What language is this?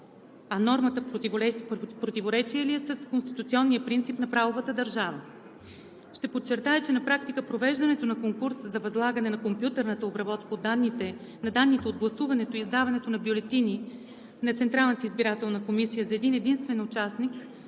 Bulgarian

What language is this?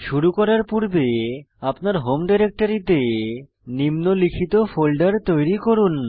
Bangla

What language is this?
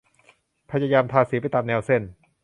Thai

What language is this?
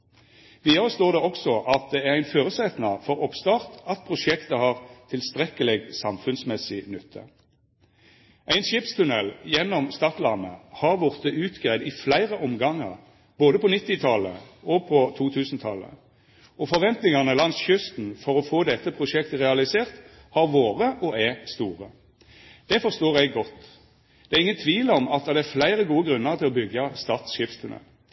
Norwegian Nynorsk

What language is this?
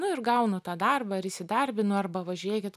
Lithuanian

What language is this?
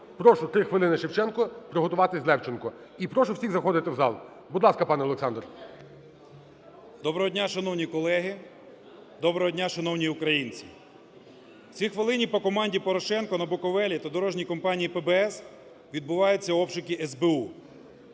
Ukrainian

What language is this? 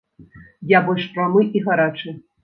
Belarusian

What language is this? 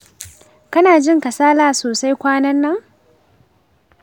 Hausa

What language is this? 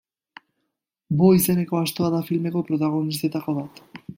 Basque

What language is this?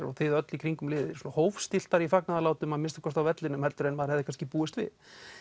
Icelandic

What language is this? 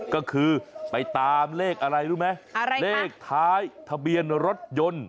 Thai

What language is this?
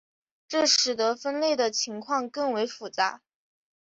Chinese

